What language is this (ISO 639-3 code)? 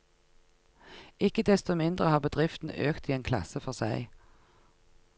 nor